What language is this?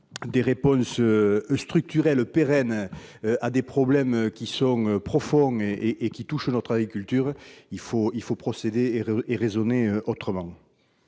French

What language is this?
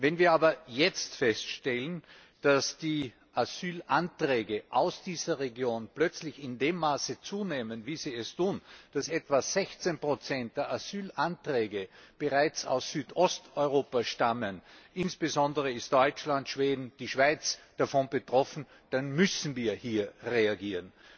German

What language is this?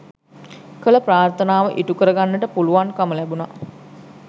Sinhala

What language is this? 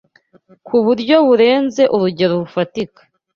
Kinyarwanda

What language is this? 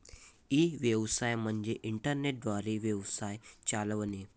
Marathi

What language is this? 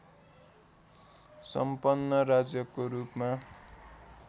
Nepali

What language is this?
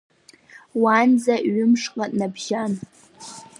Abkhazian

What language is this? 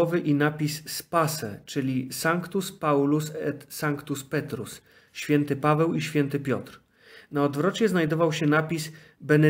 Polish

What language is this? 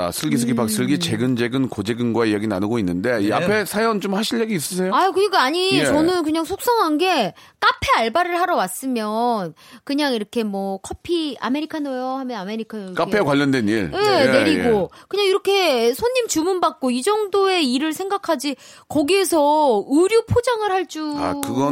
Korean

